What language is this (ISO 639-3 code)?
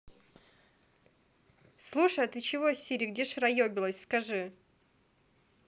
rus